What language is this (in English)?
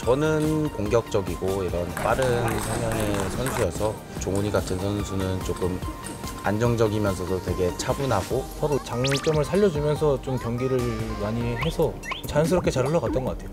Korean